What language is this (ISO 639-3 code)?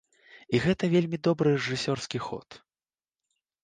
bel